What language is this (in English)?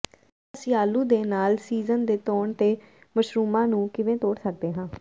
Punjabi